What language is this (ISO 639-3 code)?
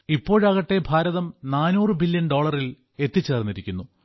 mal